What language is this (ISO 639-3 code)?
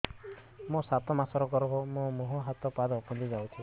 ori